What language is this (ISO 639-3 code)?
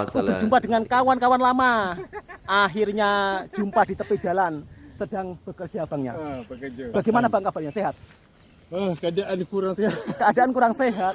ind